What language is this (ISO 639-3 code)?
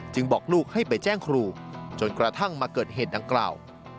tha